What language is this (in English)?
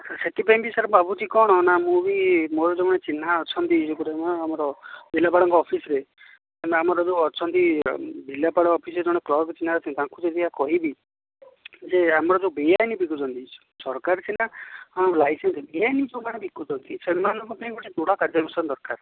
Odia